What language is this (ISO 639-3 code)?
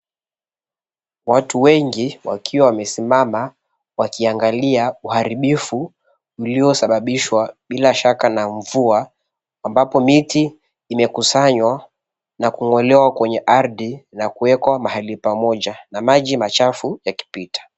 swa